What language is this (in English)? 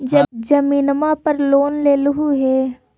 Magahi